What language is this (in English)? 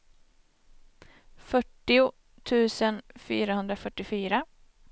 Swedish